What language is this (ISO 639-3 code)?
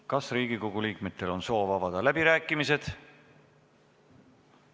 est